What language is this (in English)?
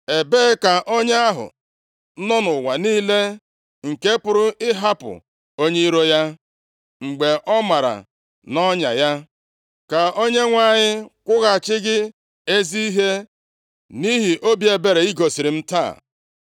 Igbo